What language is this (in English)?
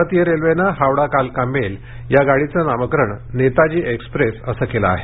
Marathi